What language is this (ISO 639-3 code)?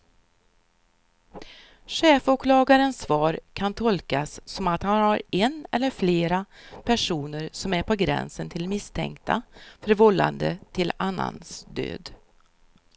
swe